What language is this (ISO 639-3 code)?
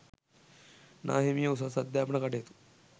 sin